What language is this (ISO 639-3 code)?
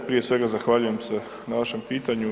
hrv